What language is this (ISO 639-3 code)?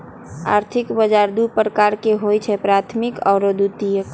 mag